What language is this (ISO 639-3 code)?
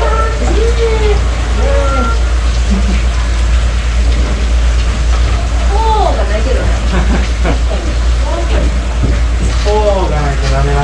jpn